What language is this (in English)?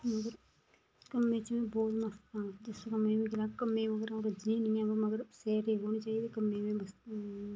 Dogri